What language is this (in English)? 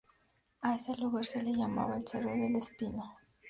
Spanish